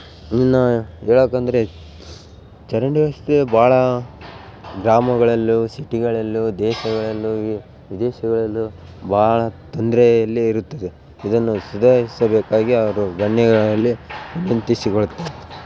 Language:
Kannada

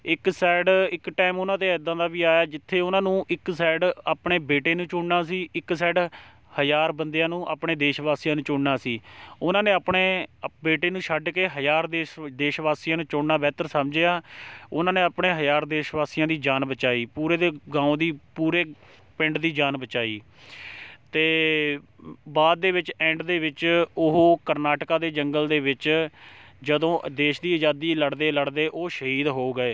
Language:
Punjabi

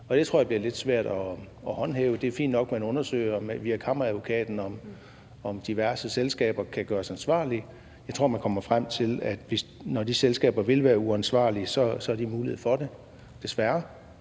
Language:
Danish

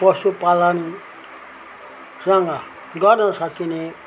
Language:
Nepali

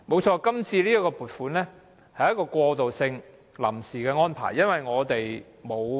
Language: Cantonese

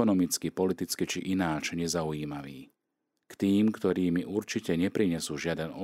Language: Slovak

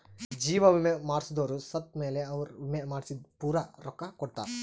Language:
Kannada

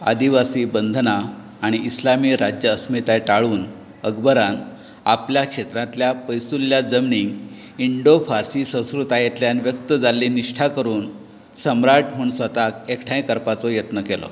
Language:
Konkani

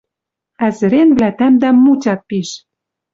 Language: Western Mari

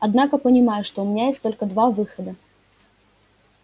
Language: Russian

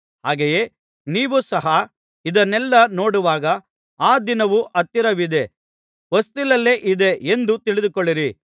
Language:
Kannada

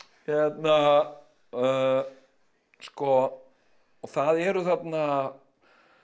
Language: Icelandic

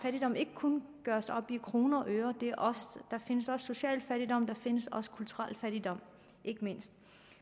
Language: Danish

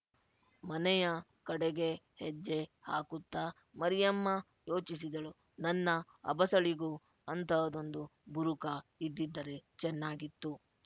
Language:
Kannada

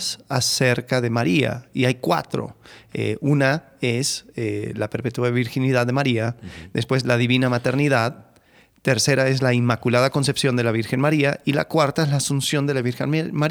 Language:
Spanish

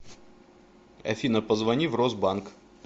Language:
Russian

